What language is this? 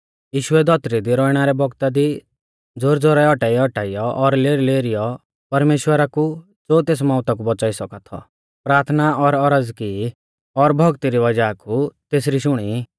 Mahasu Pahari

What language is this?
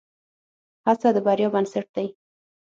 Pashto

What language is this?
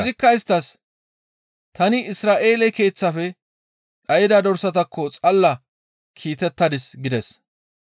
Gamo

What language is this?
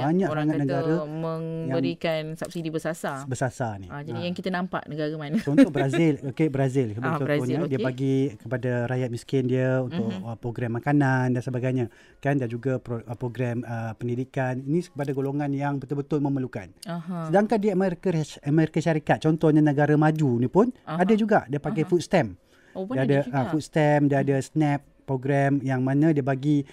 Malay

